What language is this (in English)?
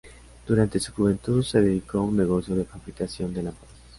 Spanish